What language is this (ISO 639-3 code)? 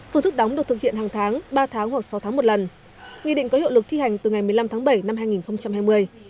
vie